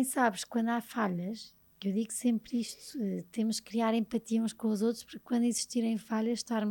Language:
Portuguese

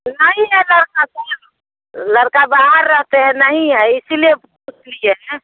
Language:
Hindi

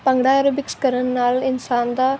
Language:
Punjabi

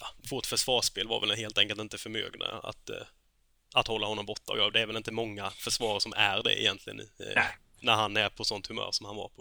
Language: Swedish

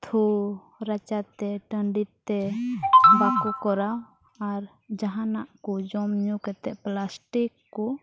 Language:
Santali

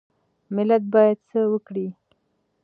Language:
Pashto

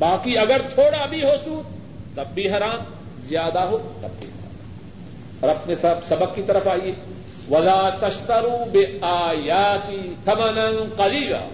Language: Urdu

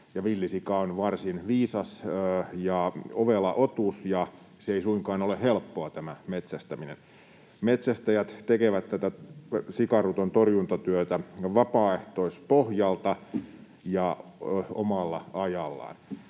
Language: Finnish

